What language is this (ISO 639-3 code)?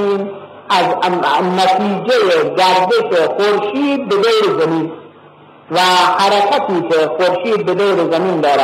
fas